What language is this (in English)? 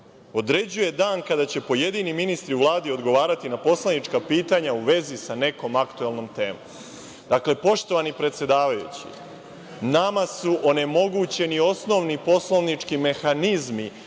Serbian